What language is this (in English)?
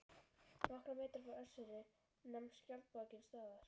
Icelandic